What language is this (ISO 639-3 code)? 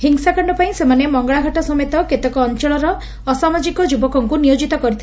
ori